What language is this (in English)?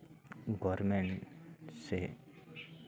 Santali